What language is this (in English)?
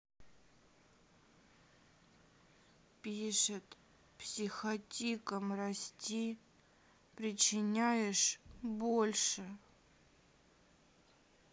Russian